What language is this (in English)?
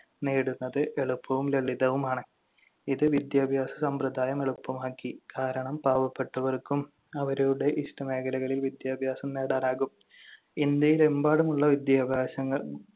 Malayalam